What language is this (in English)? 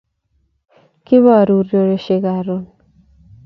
Kalenjin